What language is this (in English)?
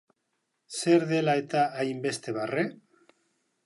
Basque